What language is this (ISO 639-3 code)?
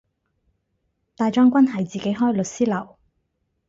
yue